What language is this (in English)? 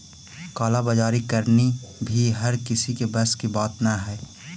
Magahi